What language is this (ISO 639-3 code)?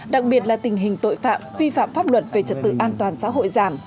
vie